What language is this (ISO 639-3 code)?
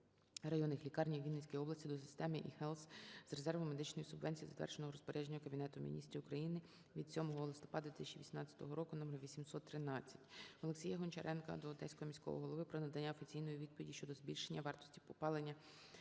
ukr